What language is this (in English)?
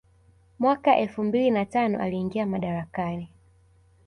Swahili